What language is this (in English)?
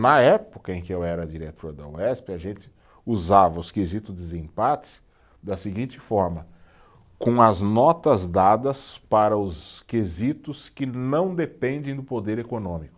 Portuguese